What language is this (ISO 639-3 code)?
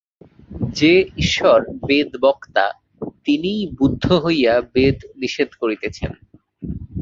ben